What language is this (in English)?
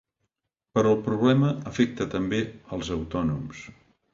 Catalan